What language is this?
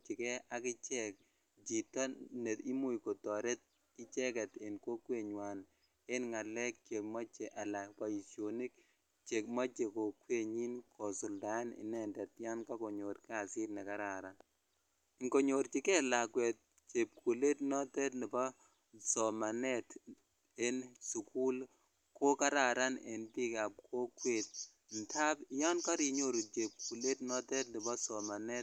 Kalenjin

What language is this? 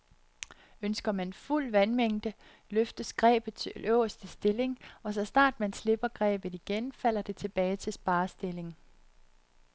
Danish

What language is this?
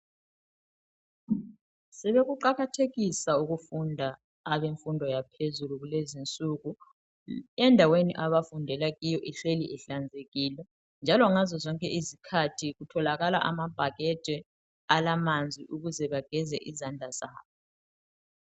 North Ndebele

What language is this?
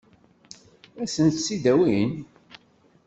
Kabyle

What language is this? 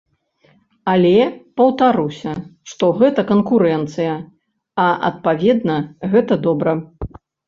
Belarusian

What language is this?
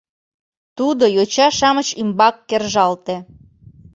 Mari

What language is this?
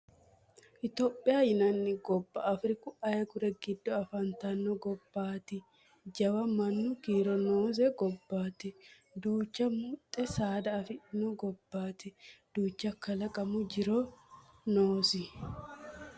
Sidamo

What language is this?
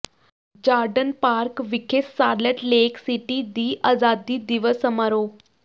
Punjabi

